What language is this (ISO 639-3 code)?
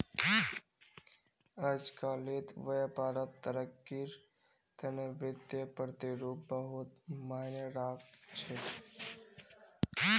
mag